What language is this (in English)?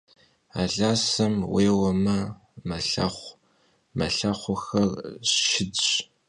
Kabardian